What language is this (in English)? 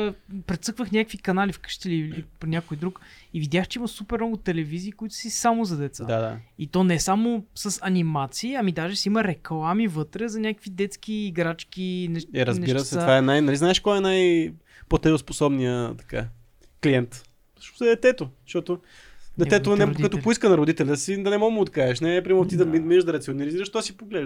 Bulgarian